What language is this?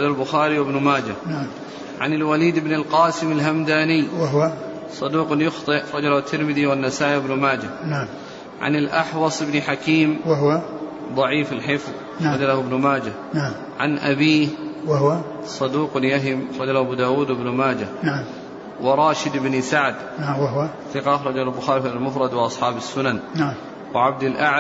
Arabic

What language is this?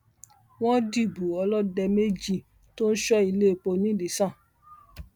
Yoruba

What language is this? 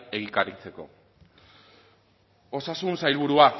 Basque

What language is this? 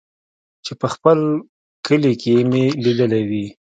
Pashto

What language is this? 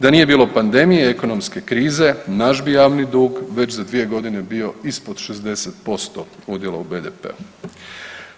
Croatian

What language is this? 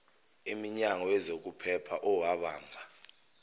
Zulu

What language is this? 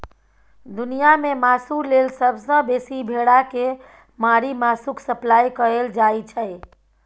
Maithili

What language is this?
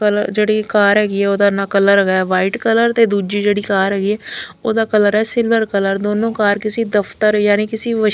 Punjabi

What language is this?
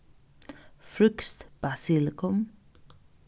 Faroese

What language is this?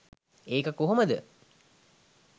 Sinhala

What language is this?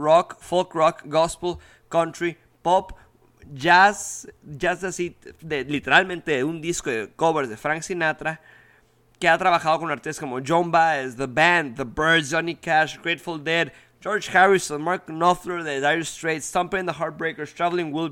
Spanish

